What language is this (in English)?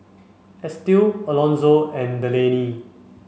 English